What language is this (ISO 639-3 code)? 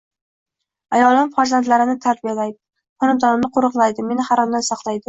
uzb